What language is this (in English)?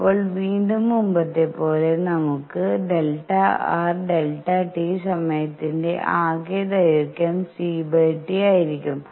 Malayalam